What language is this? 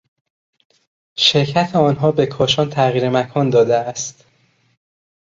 Persian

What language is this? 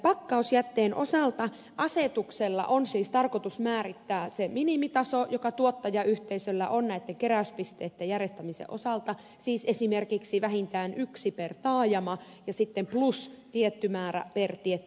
Finnish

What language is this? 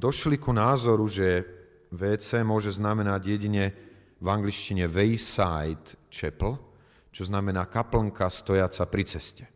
Slovak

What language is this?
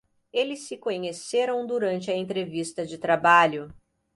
Portuguese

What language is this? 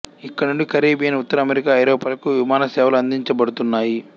Telugu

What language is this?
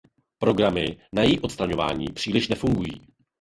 Czech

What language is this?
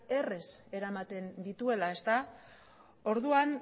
Basque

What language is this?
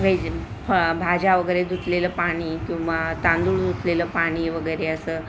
Marathi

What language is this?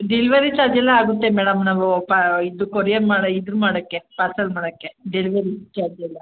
Kannada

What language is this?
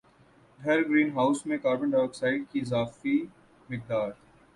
Urdu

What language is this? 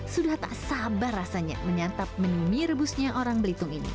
Indonesian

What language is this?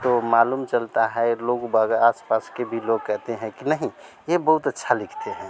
Hindi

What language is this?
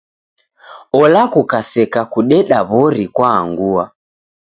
Taita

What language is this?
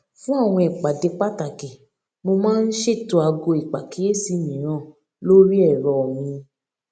Yoruba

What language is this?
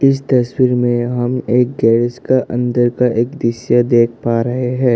Hindi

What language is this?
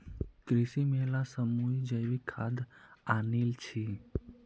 Magahi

